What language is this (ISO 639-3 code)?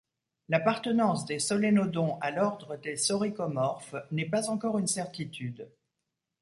fra